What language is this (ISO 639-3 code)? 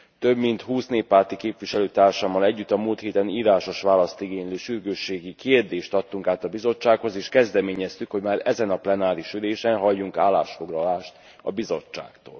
hun